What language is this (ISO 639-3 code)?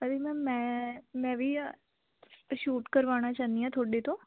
pan